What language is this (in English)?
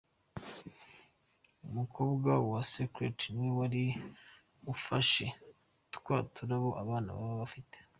Kinyarwanda